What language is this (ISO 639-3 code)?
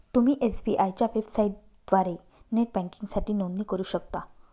mar